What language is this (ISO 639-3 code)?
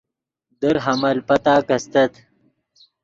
ydg